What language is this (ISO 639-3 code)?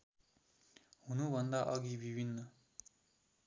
nep